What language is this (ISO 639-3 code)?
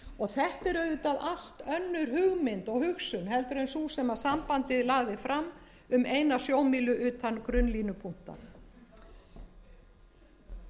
isl